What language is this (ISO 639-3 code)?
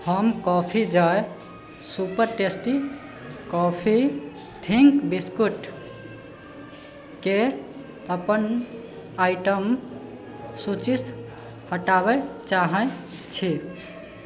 mai